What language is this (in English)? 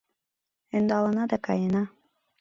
Mari